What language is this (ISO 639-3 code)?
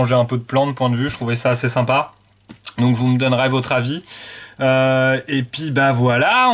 fra